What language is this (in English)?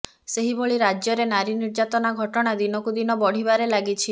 Odia